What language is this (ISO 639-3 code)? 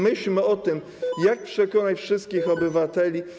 pol